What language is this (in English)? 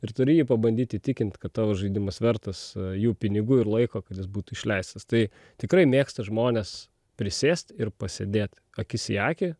Lithuanian